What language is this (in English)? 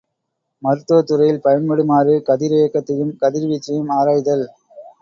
Tamil